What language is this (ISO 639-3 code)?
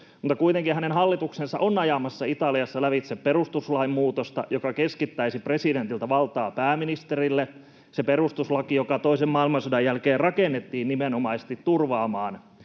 fin